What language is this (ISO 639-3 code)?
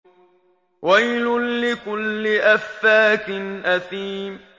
ara